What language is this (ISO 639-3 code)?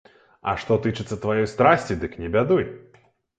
bel